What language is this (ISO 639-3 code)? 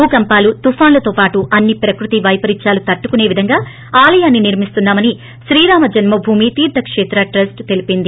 tel